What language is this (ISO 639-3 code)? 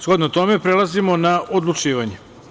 srp